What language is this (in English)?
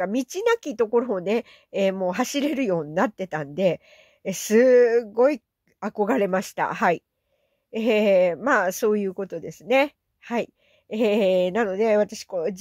Japanese